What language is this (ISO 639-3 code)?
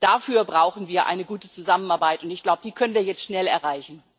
deu